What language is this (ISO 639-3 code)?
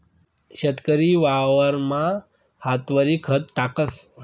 mar